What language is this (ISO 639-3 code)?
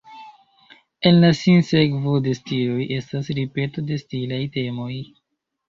epo